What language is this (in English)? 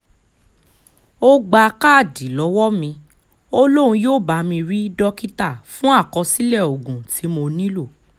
Yoruba